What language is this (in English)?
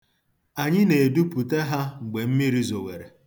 Igbo